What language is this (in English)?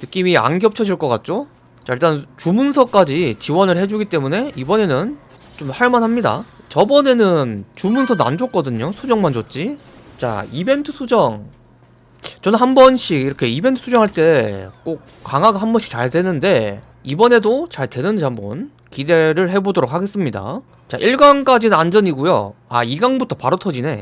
Korean